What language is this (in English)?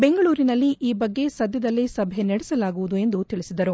Kannada